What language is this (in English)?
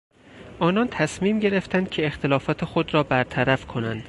Persian